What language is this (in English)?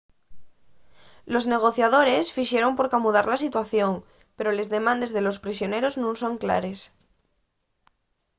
Asturian